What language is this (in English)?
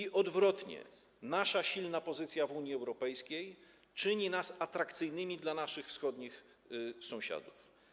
Polish